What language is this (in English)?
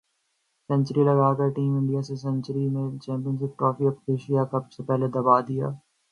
Urdu